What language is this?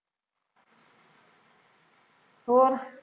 Punjabi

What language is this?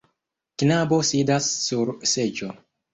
Esperanto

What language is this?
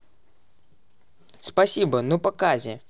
Russian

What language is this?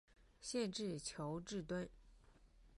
Chinese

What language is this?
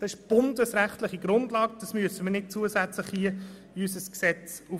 Swiss German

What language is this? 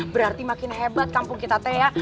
Indonesian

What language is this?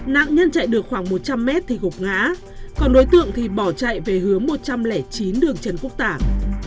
Vietnamese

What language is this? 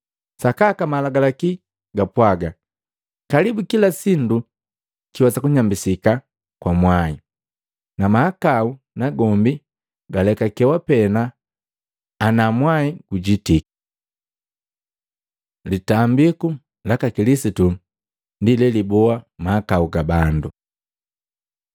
Matengo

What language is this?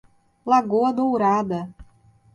Portuguese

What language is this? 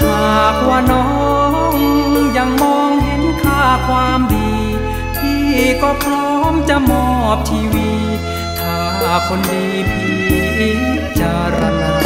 Thai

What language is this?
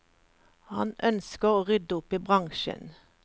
Norwegian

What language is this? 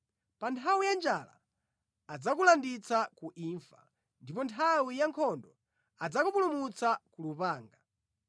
Nyanja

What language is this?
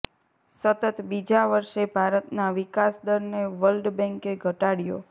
Gujarati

